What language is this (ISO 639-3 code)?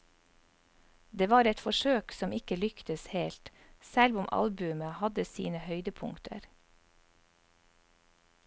nor